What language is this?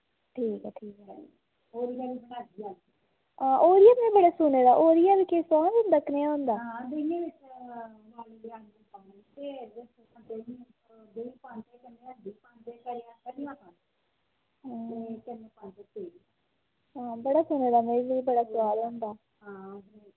Dogri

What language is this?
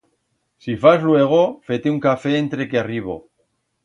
Aragonese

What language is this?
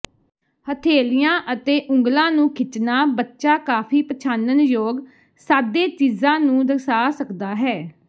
Punjabi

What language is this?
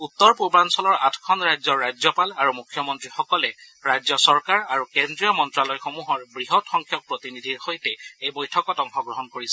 Assamese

